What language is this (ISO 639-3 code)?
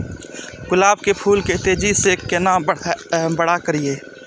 mai